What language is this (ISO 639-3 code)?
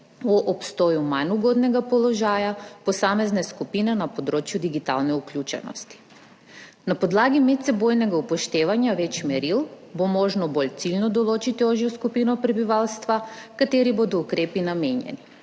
slv